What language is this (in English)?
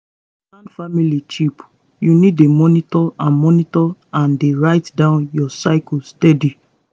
Nigerian Pidgin